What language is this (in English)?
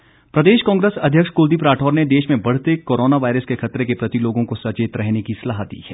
Hindi